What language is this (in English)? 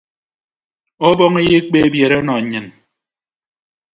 Ibibio